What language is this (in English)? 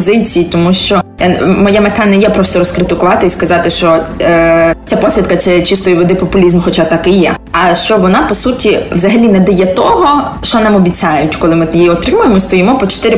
Ukrainian